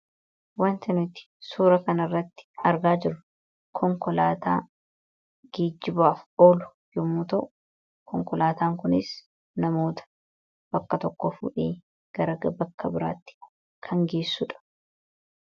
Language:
Oromo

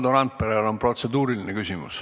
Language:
Estonian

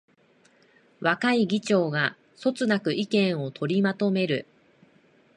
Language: Japanese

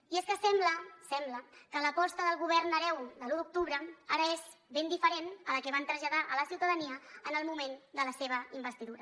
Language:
Catalan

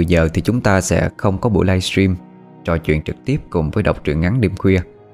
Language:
Vietnamese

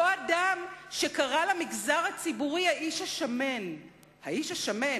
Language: Hebrew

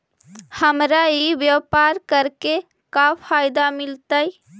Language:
Magahi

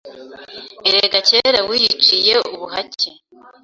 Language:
Kinyarwanda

